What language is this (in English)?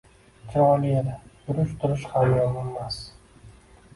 Uzbek